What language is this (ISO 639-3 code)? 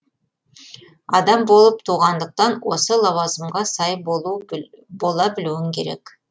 kaz